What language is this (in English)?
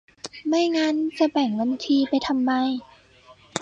Thai